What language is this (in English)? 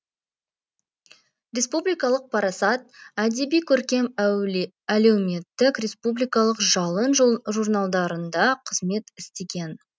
Kazakh